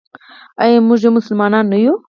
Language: Pashto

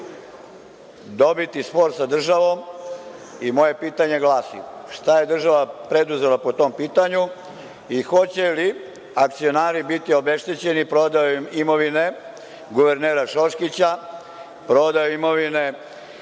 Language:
Serbian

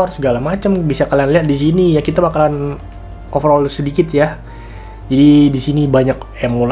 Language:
Indonesian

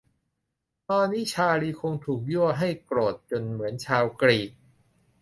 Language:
Thai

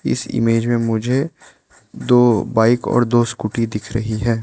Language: Hindi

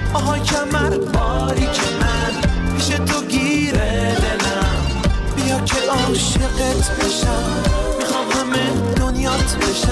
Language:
Persian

